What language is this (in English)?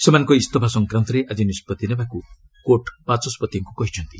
Odia